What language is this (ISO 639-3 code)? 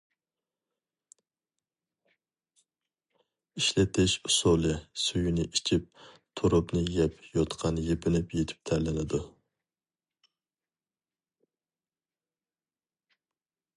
uig